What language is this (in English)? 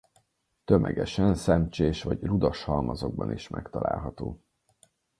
Hungarian